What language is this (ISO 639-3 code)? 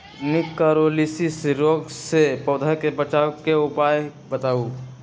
mag